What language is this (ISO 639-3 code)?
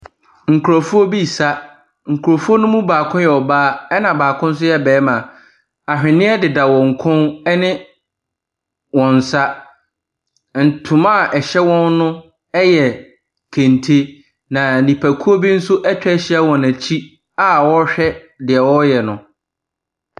aka